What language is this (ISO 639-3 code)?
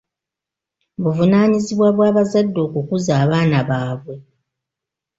lug